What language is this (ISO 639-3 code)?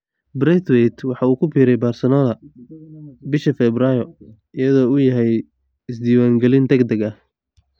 som